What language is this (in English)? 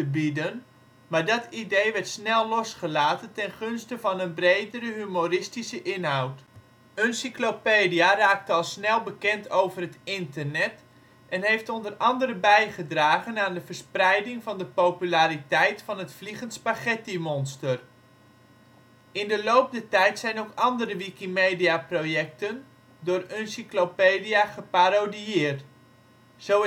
Dutch